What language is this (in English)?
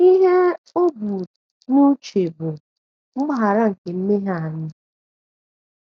Igbo